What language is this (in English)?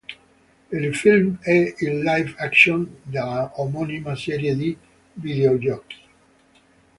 Italian